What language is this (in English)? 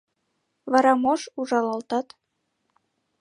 Mari